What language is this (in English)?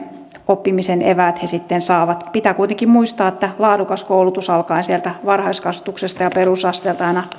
Finnish